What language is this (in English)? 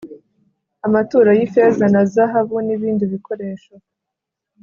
Kinyarwanda